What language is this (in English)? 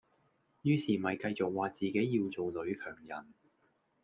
Cantonese